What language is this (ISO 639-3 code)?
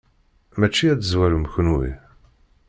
kab